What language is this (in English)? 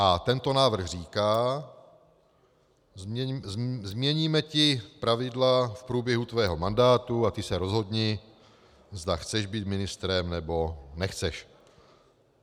Czech